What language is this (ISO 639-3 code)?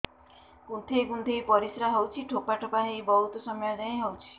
ori